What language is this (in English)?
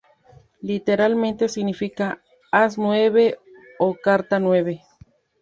Spanish